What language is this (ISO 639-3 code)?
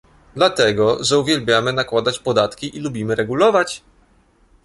pol